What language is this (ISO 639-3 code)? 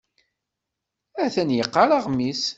kab